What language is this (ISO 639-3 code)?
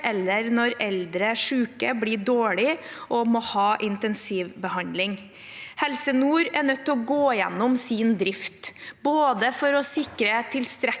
nor